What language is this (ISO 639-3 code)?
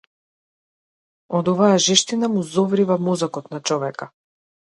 mkd